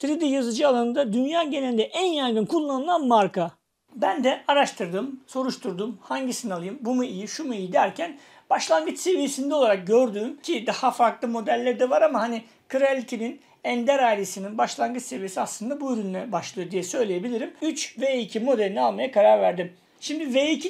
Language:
Turkish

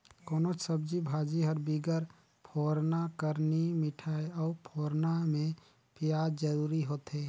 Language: Chhattisgarhi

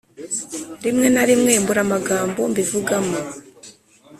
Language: Kinyarwanda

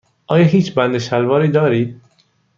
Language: Persian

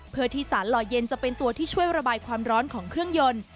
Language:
Thai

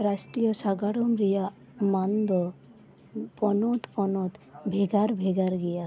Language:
Santali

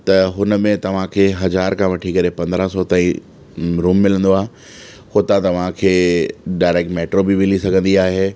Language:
Sindhi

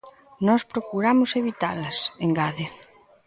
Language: Galician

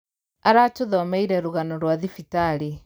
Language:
Kikuyu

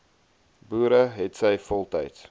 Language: Afrikaans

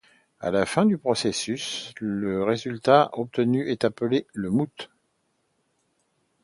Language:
French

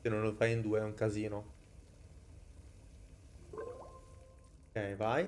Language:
Italian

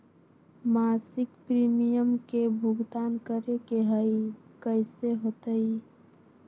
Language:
Magahi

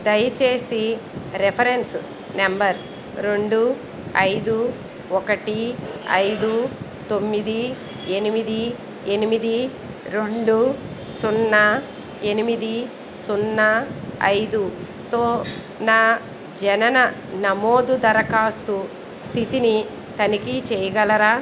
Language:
Telugu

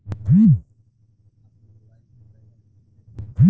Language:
Bhojpuri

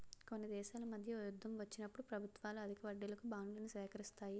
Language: Telugu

